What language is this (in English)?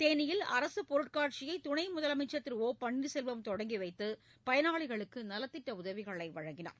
Tamil